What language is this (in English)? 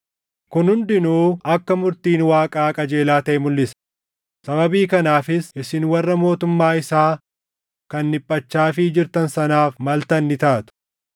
Oromo